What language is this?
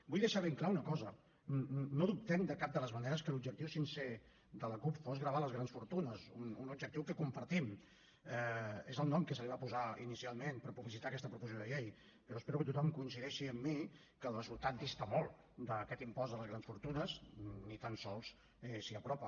Catalan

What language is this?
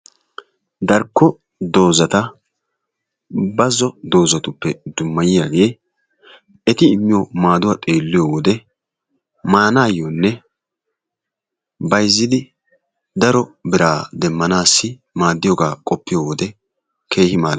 Wolaytta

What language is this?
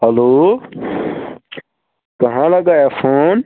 Kashmiri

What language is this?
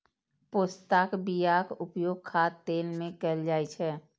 Maithili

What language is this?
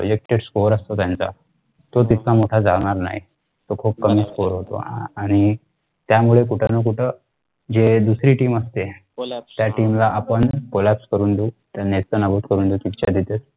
Marathi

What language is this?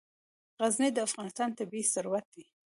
Pashto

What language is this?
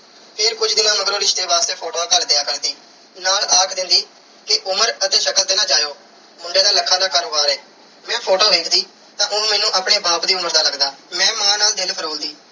Punjabi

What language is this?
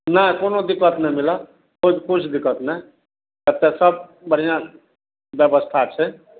Maithili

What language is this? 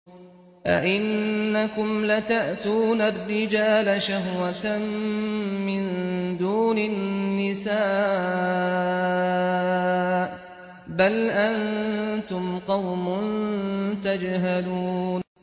Arabic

